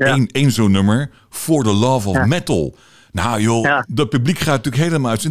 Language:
Dutch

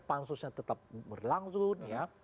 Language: Indonesian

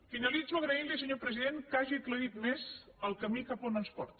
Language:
Catalan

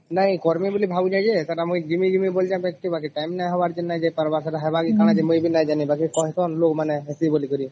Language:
Odia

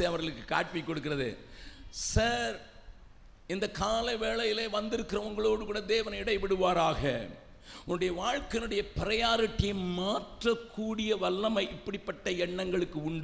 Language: Tamil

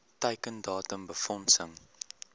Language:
Afrikaans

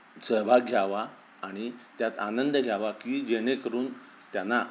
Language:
Marathi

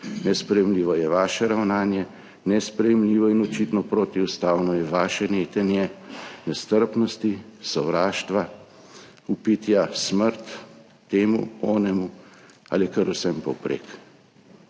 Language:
Slovenian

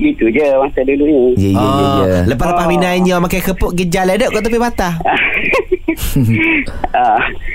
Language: Malay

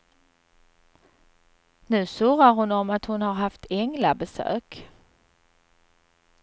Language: Swedish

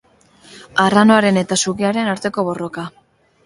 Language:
Basque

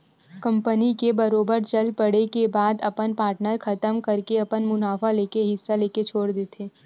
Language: Chhattisgarhi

